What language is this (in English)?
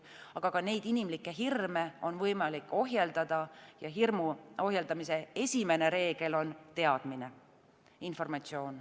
Estonian